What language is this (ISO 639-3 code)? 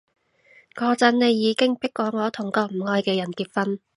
yue